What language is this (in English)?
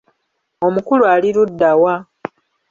Ganda